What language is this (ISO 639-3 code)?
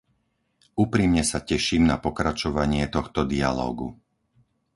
slk